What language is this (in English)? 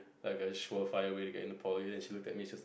English